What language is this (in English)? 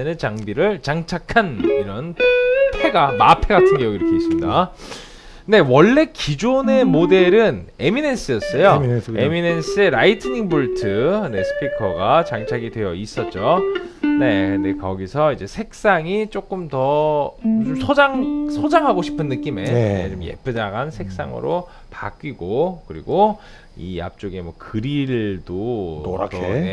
Korean